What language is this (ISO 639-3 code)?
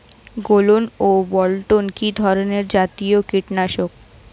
ben